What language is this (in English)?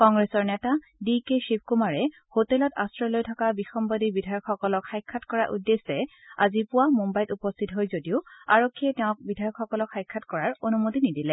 Assamese